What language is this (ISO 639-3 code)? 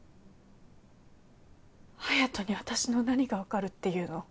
jpn